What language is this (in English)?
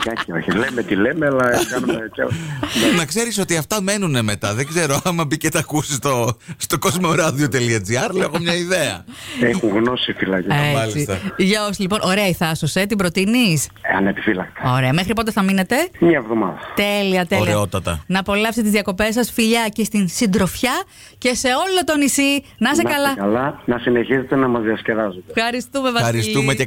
Greek